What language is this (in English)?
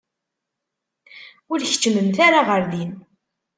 Kabyle